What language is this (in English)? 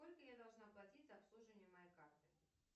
Russian